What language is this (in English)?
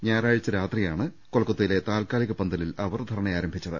Malayalam